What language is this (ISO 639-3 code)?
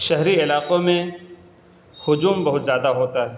urd